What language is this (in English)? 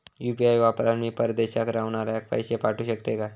Marathi